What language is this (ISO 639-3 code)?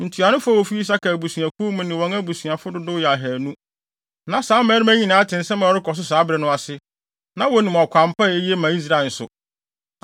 aka